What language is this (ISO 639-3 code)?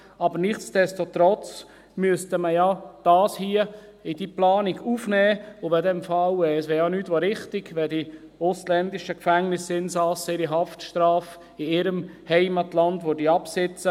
gsw